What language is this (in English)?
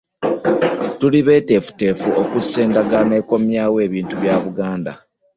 Ganda